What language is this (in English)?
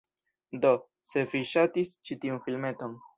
Esperanto